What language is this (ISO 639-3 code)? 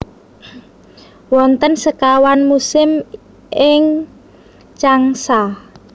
jav